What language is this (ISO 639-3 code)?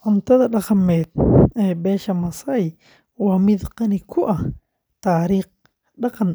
som